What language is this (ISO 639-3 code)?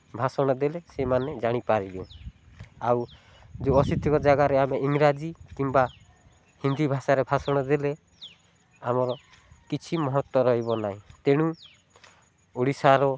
ori